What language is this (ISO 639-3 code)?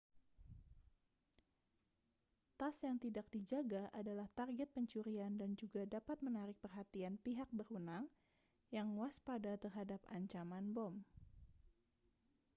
ind